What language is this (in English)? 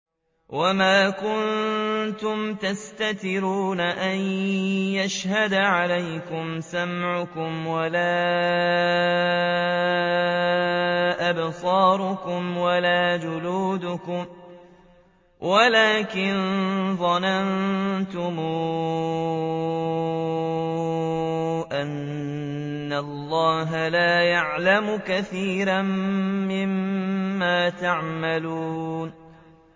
Arabic